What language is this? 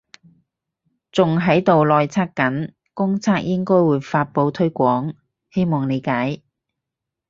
Cantonese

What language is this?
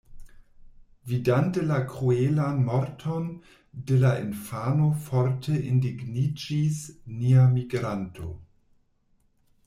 Esperanto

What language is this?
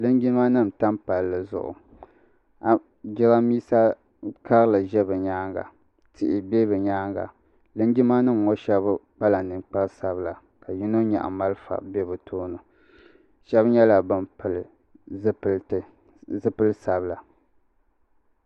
Dagbani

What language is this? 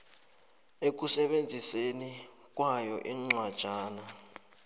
South Ndebele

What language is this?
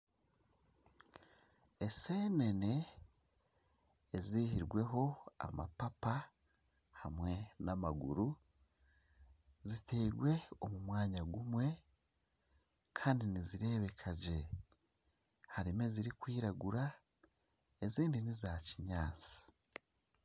Nyankole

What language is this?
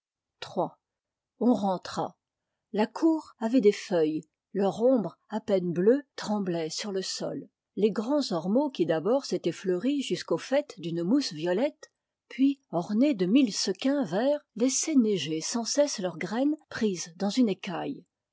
French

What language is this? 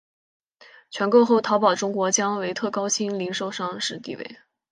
Chinese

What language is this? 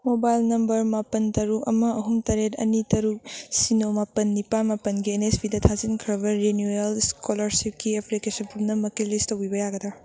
Manipuri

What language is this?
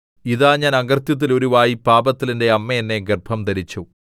Malayalam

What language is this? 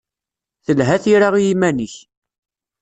Kabyle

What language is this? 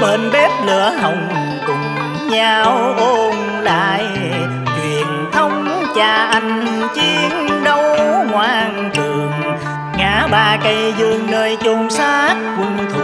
Vietnamese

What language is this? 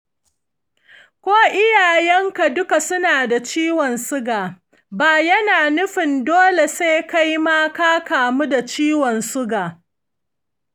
Hausa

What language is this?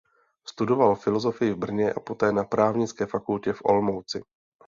Czech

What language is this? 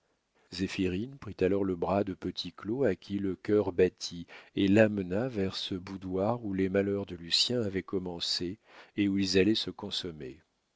French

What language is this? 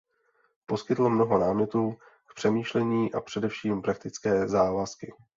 Czech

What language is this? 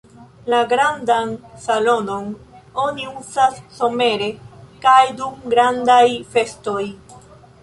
Esperanto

